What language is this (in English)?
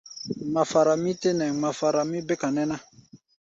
Gbaya